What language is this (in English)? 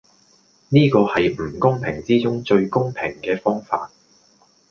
Cantonese